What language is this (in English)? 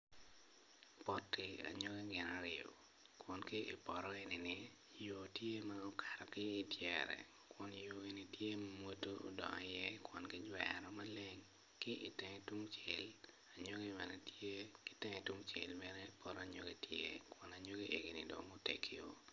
Acoli